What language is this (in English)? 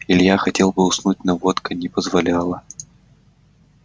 Russian